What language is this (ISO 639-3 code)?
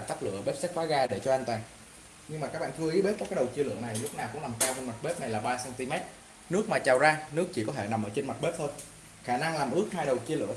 vie